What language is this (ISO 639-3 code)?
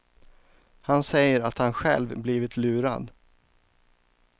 swe